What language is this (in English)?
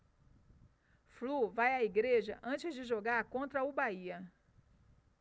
Portuguese